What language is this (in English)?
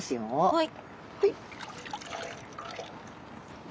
Japanese